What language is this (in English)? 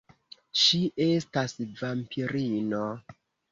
Esperanto